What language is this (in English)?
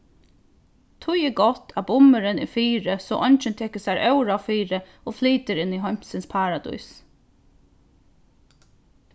Faroese